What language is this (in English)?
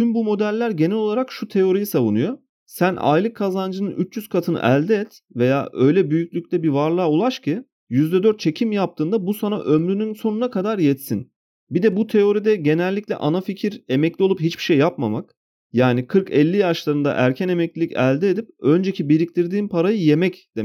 Turkish